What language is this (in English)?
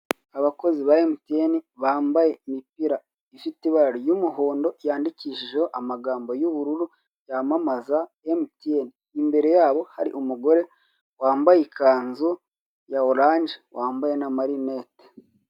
Kinyarwanda